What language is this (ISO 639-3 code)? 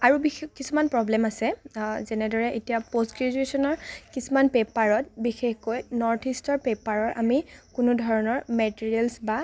asm